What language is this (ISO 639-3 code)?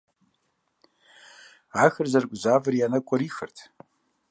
kbd